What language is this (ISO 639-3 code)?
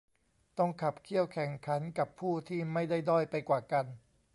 tha